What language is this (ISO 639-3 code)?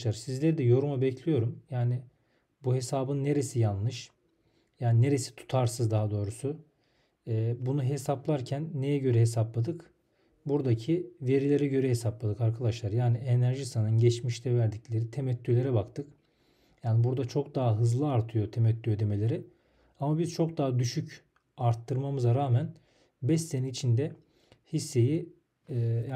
tur